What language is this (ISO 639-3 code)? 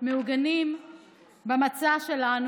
heb